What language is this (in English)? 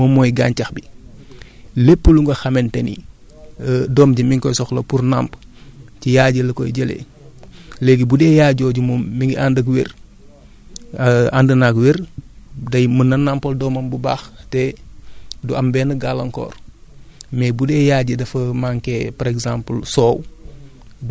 Wolof